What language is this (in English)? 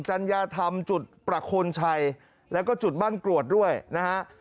Thai